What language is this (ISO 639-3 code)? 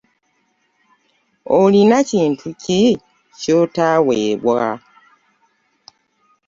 lug